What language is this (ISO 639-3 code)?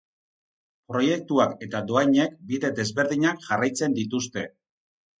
eus